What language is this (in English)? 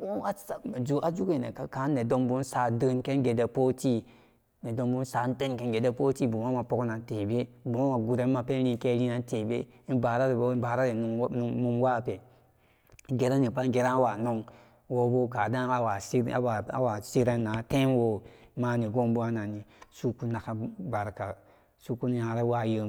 Samba Daka